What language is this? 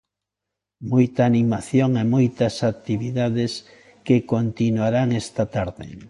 Galician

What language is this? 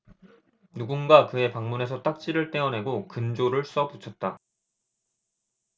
Korean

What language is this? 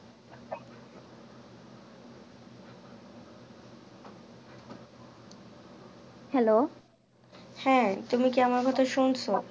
Bangla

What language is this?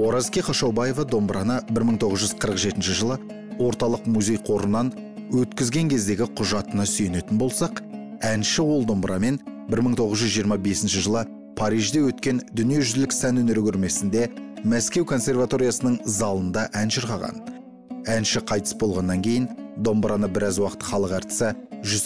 Turkish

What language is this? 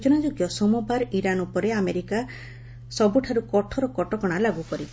Odia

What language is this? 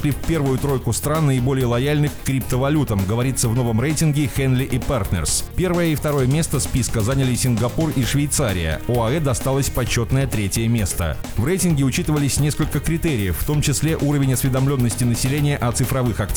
Russian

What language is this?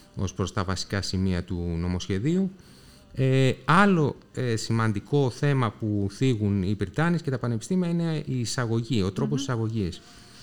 Greek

